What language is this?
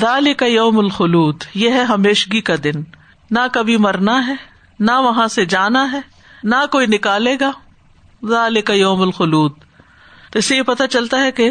Urdu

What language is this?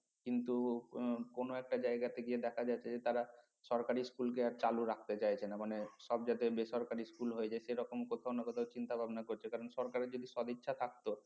Bangla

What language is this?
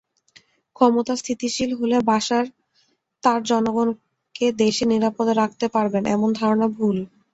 Bangla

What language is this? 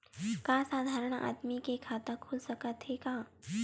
Chhattisgarhi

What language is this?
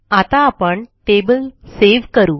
Marathi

